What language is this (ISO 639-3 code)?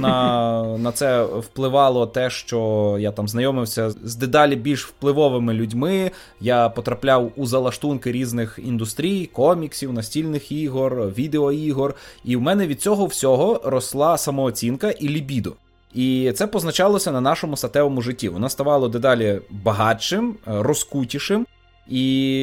ukr